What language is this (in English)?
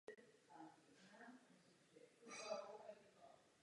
Czech